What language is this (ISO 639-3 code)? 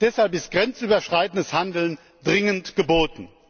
deu